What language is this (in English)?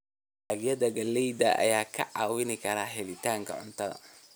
Somali